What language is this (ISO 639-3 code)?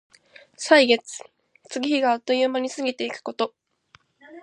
jpn